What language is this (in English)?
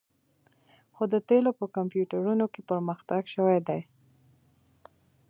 Pashto